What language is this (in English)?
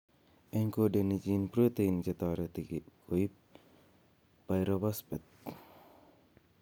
Kalenjin